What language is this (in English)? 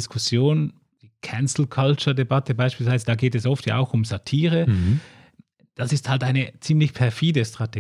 German